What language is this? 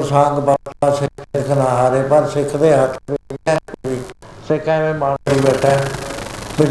Punjabi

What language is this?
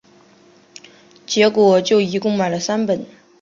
Chinese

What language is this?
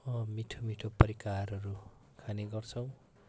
Nepali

